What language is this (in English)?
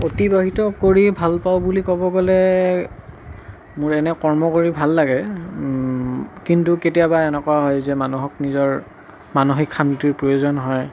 Assamese